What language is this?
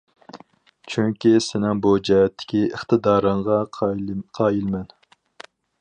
Uyghur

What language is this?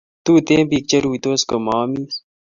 Kalenjin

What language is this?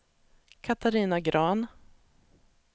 Swedish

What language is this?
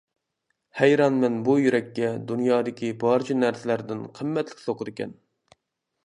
Uyghur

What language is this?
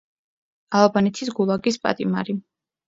Georgian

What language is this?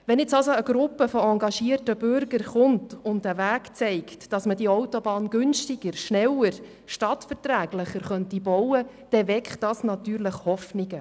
Swiss German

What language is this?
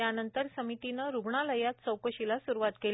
Marathi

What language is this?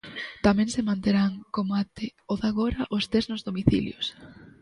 Galician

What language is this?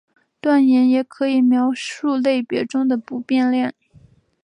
Chinese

